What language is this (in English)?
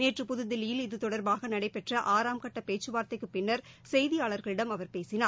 Tamil